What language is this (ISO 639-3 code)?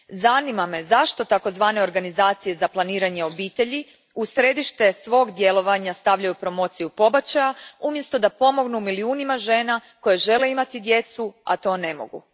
hrv